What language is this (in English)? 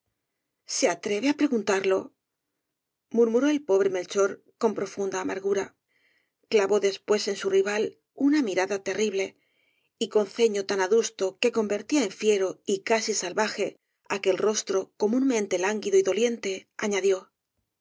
Spanish